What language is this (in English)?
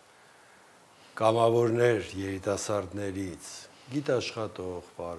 Romanian